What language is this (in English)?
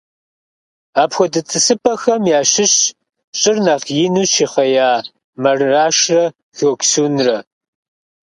Kabardian